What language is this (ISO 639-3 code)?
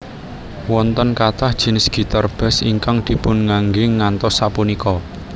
jav